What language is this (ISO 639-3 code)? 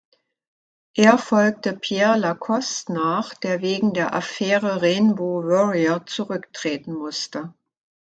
deu